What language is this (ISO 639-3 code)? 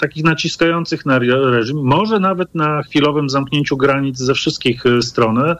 pol